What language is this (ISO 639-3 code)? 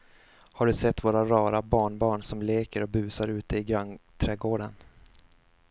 swe